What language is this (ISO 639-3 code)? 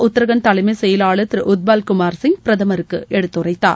tam